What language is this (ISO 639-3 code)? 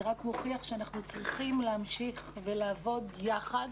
heb